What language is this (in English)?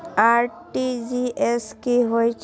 Maithili